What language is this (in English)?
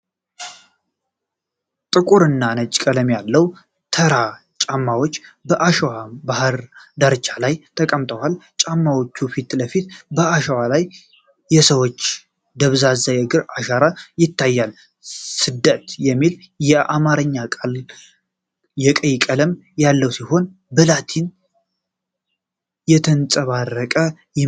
Amharic